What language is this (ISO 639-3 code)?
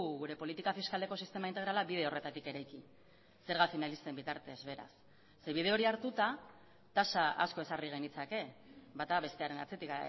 eus